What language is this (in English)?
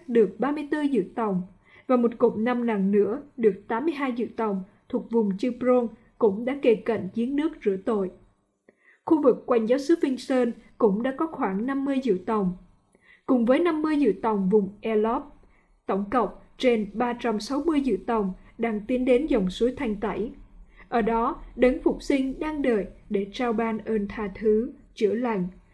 Vietnamese